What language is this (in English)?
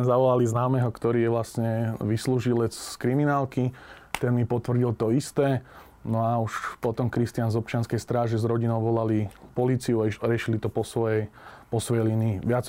Slovak